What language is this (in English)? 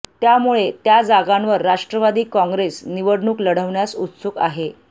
Marathi